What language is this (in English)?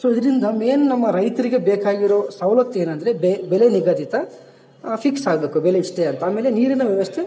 Kannada